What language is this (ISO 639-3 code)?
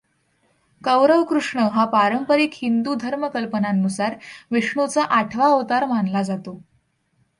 mar